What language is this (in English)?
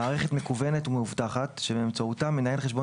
Hebrew